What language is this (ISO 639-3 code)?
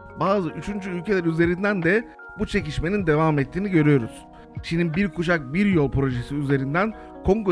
tur